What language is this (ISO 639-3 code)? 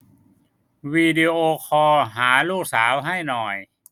tha